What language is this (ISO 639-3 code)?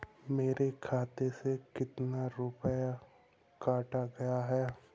hin